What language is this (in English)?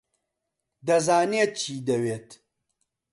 Central Kurdish